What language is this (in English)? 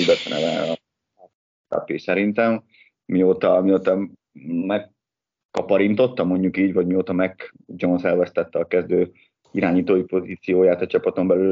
Hungarian